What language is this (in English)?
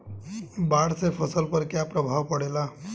Bhojpuri